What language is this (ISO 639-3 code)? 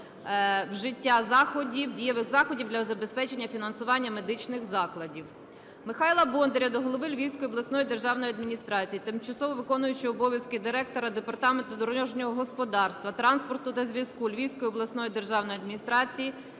ukr